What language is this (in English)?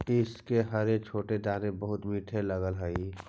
Magahi